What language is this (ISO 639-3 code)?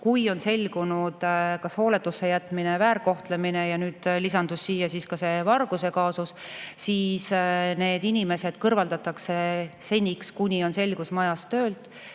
est